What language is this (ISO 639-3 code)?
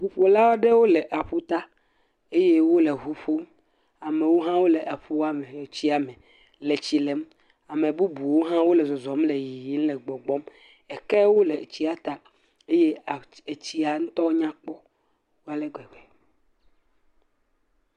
ewe